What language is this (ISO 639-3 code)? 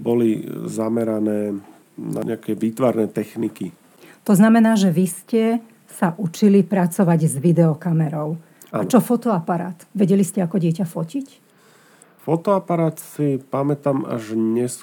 slk